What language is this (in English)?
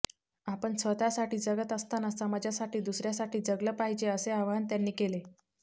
Marathi